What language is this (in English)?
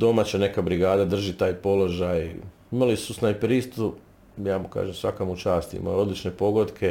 Croatian